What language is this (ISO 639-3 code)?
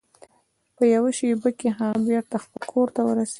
pus